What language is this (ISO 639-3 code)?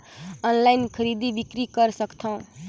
hne